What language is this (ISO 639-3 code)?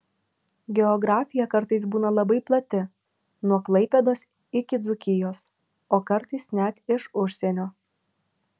lit